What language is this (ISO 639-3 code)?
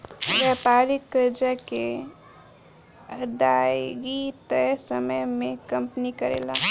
bho